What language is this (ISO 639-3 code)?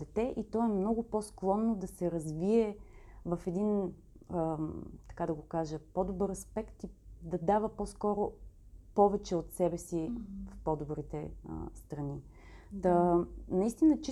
bul